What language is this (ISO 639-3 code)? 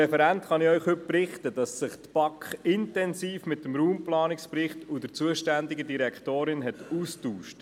gsw